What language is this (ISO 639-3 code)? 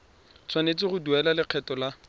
tsn